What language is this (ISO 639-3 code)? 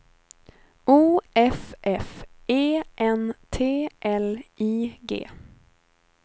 swe